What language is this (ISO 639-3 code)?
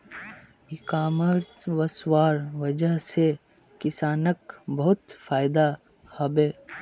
mag